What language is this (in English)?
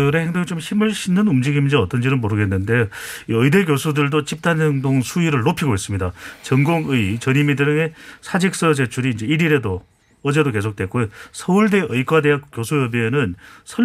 Korean